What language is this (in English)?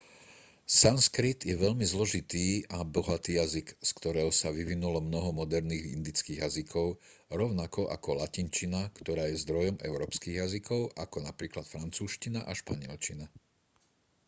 Slovak